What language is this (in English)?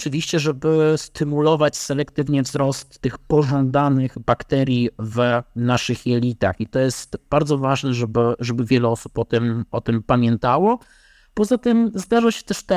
Polish